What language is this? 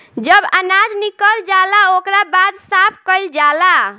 Bhojpuri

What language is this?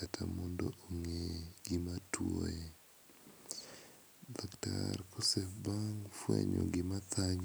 Luo (Kenya and Tanzania)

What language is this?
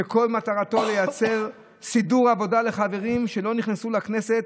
Hebrew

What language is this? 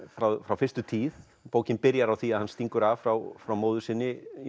Icelandic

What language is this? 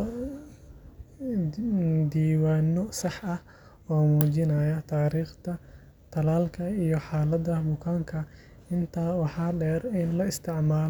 Somali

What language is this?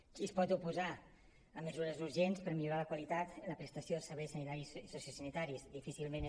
Catalan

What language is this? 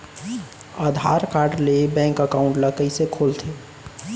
Chhattisgarhi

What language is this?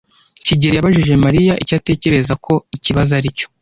Kinyarwanda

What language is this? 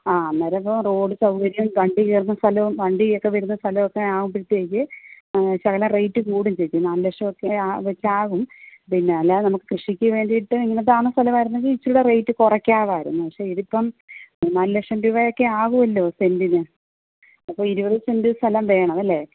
Malayalam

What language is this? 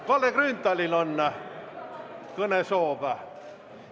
Estonian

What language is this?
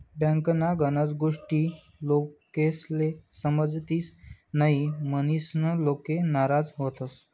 Marathi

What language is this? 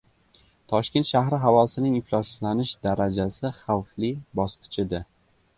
Uzbek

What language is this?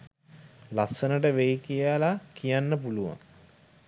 Sinhala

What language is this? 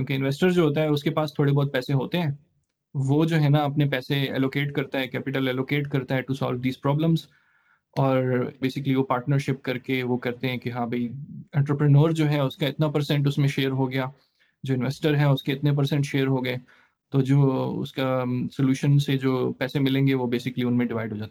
Urdu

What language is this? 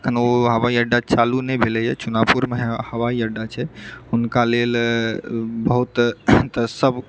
Maithili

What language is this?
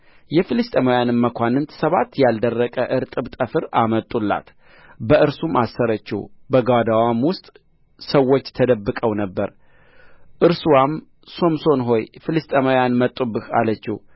Amharic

